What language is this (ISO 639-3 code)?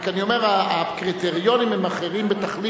heb